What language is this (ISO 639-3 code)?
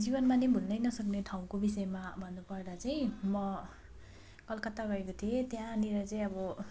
nep